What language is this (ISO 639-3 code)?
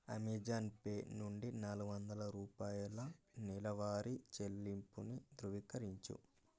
tel